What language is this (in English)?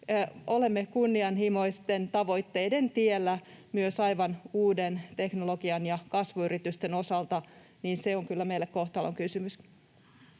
Finnish